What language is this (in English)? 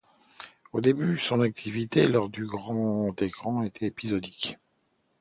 French